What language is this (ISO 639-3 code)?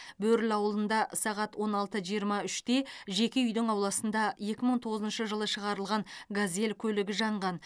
kaz